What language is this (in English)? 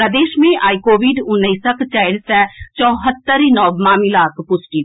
Maithili